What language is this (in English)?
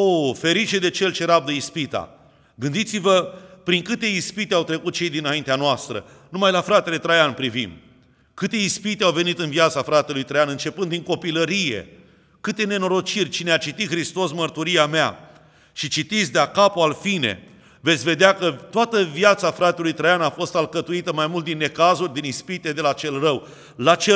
Romanian